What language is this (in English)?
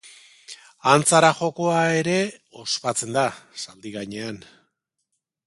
Basque